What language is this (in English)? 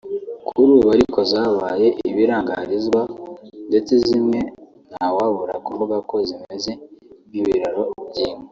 Kinyarwanda